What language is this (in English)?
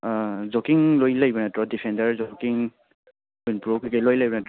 Manipuri